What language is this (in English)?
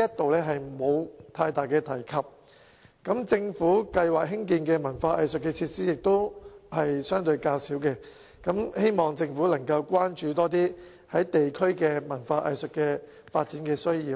Cantonese